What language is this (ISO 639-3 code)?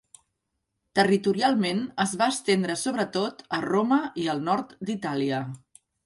cat